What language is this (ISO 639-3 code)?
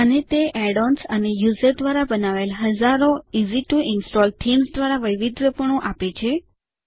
guj